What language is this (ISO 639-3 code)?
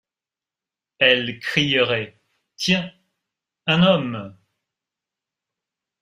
fra